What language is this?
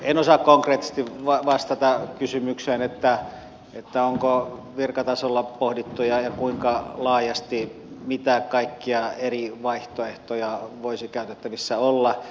Finnish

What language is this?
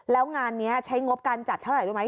Thai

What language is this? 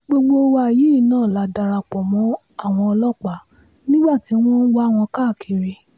Yoruba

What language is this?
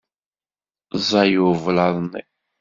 Kabyle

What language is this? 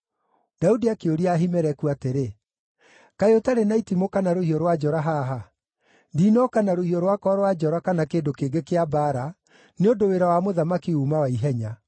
Kikuyu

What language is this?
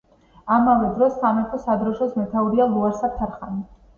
Georgian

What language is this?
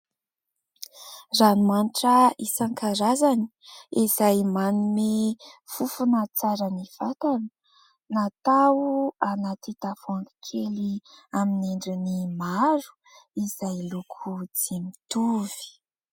Malagasy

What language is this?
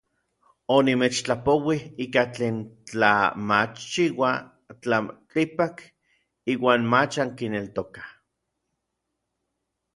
Orizaba Nahuatl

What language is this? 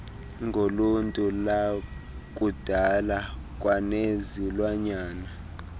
Xhosa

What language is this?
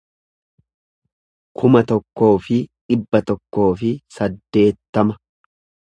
Oromo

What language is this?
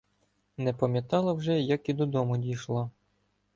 Ukrainian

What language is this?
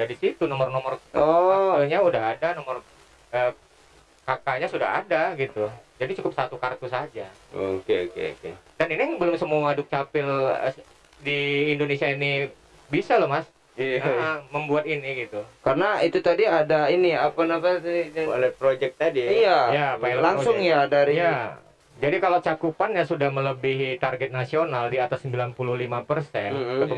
Indonesian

